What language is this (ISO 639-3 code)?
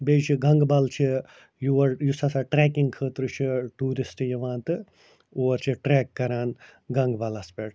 kas